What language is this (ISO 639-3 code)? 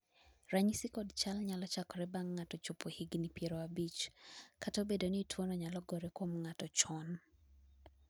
luo